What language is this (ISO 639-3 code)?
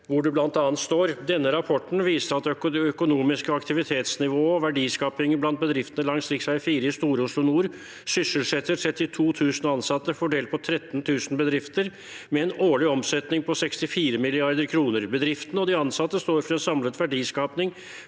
nor